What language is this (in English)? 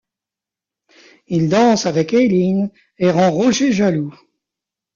French